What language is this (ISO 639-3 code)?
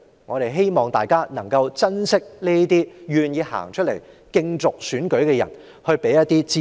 yue